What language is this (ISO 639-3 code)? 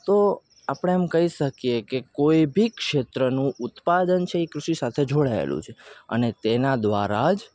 guj